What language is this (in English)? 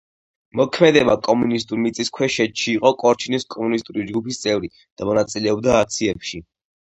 Georgian